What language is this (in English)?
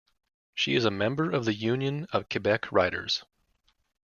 English